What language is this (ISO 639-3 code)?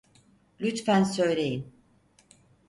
tur